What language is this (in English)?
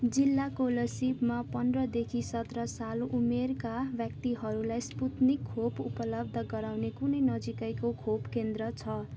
Nepali